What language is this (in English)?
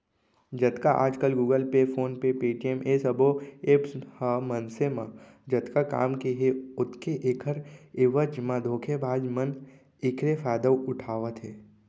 Chhattisgarhi